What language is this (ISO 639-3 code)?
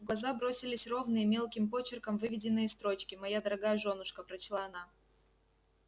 rus